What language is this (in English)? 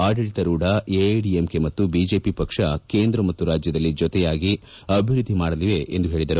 Kannada